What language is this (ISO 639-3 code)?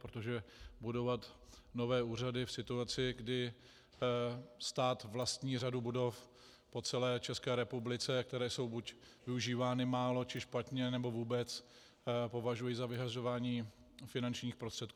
ces